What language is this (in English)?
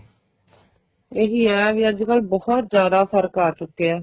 Punjabi